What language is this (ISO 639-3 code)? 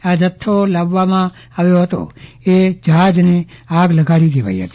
guj